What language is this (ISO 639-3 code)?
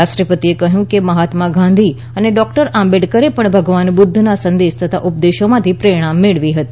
guj